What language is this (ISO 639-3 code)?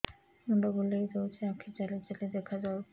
ori